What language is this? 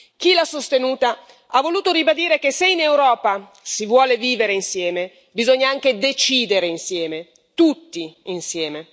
Italian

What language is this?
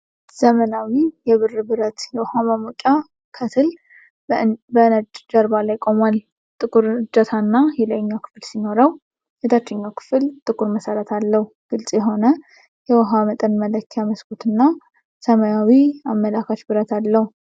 Amharic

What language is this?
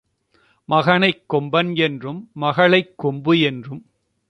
Tamil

